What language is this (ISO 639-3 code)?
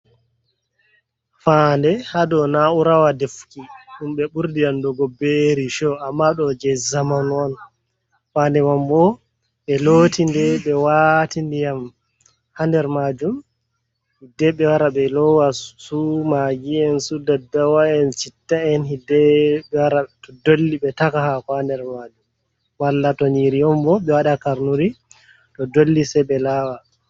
ful